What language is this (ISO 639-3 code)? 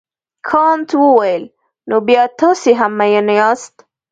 pus